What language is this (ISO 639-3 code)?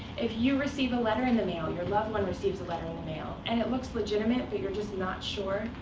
eng